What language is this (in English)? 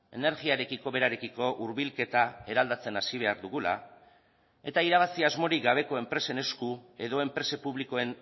Basque